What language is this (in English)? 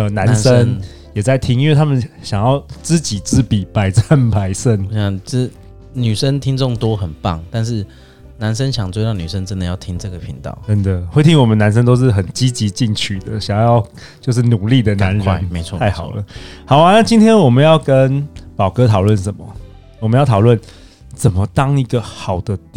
Chinese